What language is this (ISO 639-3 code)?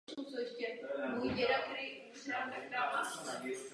ces